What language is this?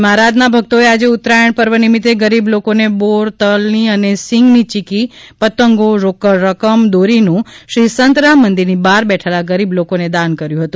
Gujarati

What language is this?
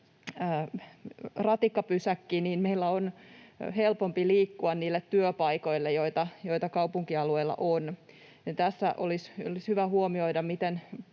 Finnish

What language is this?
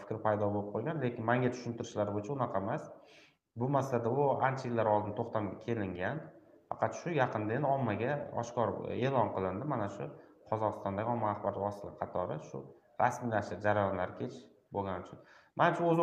Turkish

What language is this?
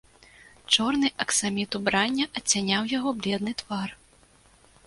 Belarusian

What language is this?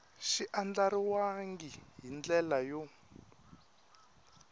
Tsonga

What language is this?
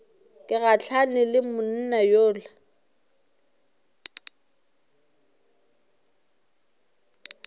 Northern Sotho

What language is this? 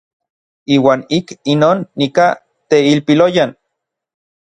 Orizaba Nahuatl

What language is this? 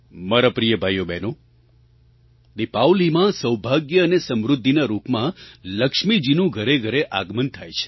Gujarati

